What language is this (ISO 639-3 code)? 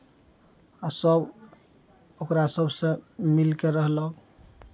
mai